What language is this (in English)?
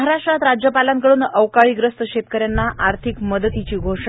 Marathi